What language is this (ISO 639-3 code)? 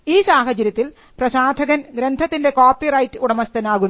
mal